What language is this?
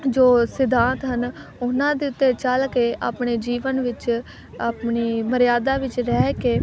Punjabi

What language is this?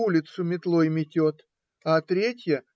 Russian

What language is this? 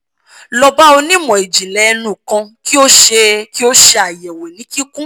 Yoruba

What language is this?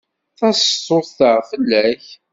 Kabyle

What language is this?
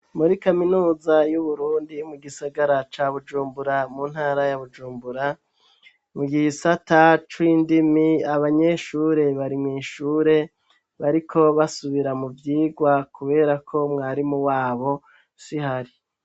Rundi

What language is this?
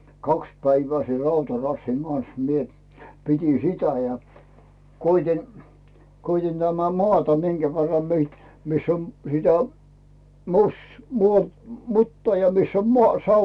Finnish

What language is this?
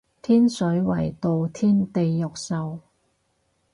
Cantonese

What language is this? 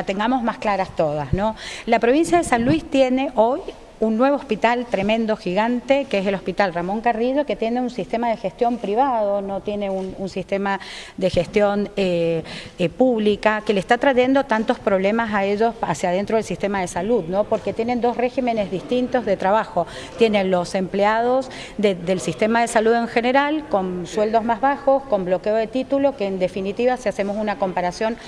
Spanish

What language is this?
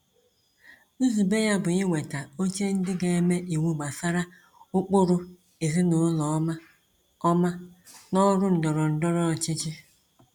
Igbo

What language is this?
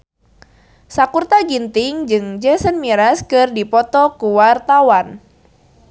Sundanese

